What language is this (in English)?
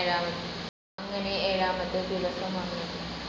Malayalam